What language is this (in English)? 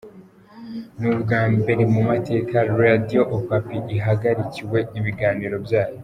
Kinyarwanda